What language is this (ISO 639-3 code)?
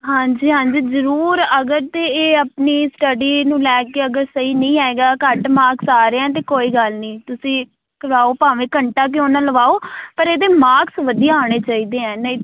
pan